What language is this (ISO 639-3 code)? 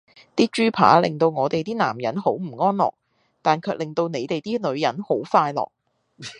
yue